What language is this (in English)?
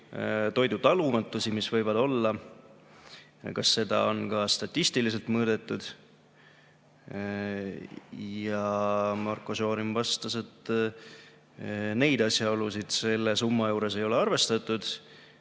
Estonian